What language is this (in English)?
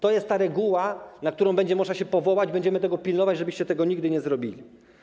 Polish